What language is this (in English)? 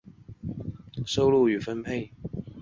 Chinese